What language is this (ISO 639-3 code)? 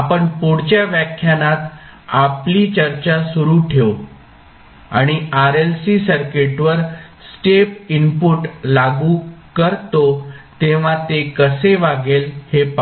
mar